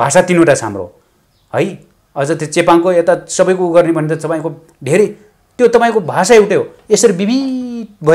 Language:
Romanian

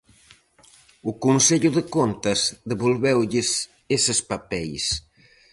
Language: Galician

